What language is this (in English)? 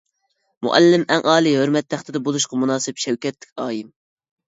Uyghur